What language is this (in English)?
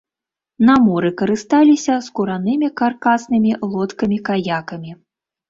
Belarusian